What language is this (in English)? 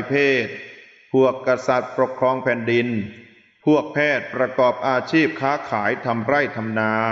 Thai